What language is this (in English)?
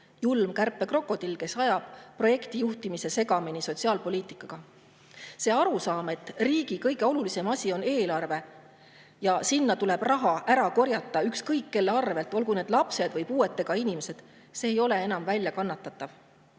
Estonian